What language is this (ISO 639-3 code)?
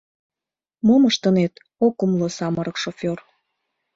chm